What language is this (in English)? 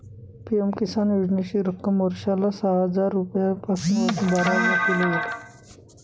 Marathi